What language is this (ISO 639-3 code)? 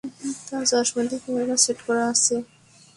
ben